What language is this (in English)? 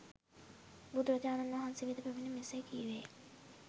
Sinhala